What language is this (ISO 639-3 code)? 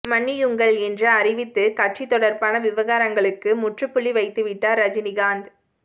tam